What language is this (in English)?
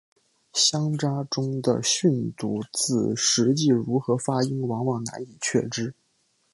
Chinese